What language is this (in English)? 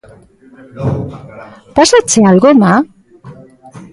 Galician